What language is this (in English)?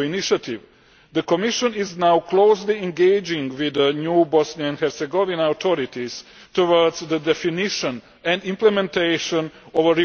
English